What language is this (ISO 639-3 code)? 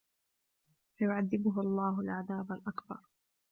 ara